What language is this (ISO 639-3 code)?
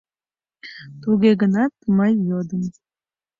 chm